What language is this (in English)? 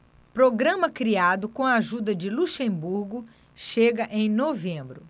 Portuguese